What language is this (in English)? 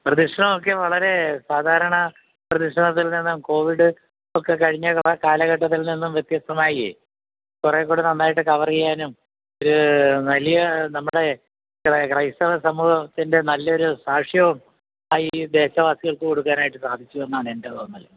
Malayalam